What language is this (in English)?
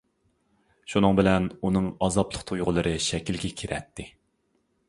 Uyghur